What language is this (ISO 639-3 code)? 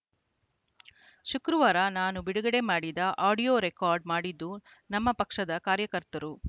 kan